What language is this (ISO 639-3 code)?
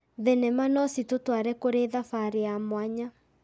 kik